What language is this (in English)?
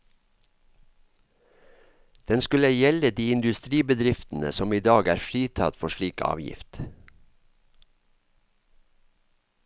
Norwegian